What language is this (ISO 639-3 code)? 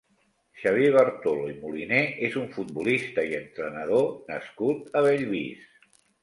cat